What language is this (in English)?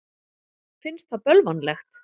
Icelandic